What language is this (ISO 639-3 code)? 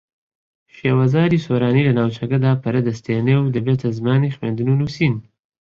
ckb